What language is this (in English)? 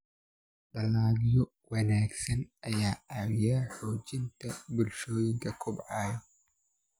Somali